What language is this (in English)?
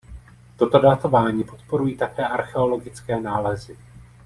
Czech